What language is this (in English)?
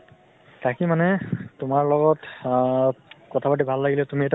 Assamese